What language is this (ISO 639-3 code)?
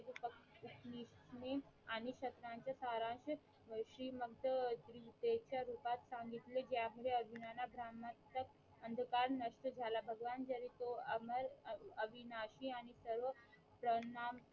mar